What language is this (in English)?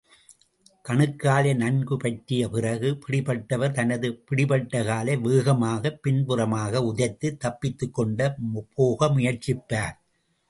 Tamil